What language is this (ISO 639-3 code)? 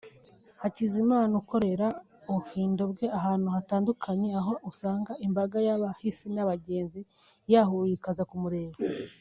kin